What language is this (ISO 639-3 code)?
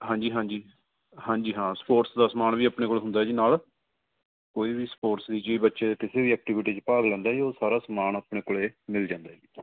pan